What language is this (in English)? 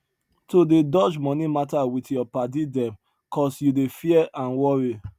Nigerian Pidgin